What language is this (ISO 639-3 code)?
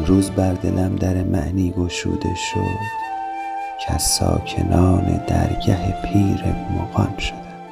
fas